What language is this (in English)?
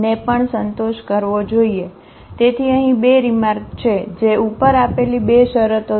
Gujarati